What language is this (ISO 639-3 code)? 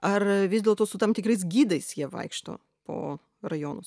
lit